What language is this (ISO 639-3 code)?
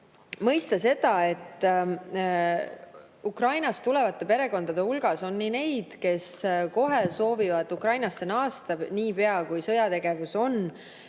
est